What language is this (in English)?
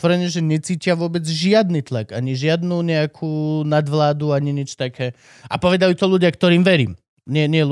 Slovak